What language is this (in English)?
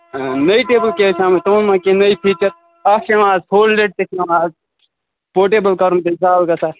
Kashmiri